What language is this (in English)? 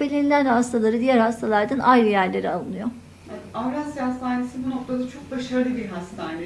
Turkish